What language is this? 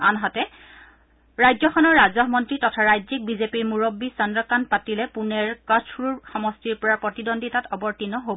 Assamese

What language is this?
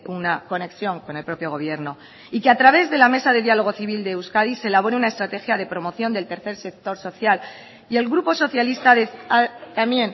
Spanish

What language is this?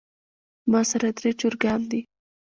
Pashto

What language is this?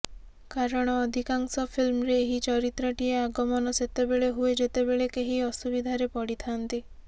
Odia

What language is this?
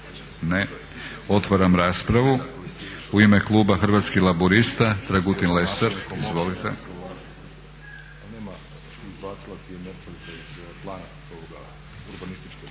Croatian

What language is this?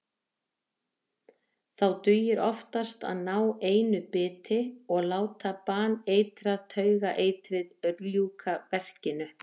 Icelandic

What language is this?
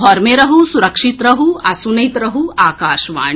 Maithili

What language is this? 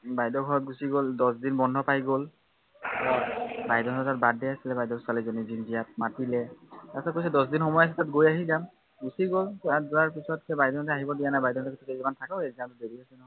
Assamese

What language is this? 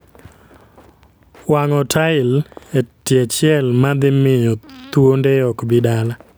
Luo (Kenya and Tanzania)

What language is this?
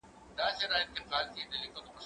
Pashto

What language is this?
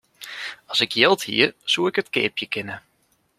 Western Frisian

